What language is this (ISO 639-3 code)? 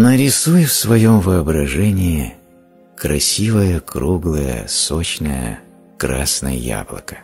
rus